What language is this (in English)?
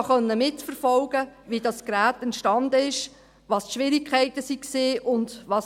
Swiss German